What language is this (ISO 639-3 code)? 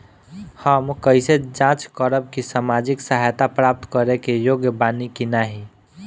bho